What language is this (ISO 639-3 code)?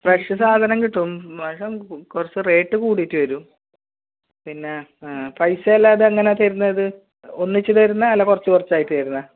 mal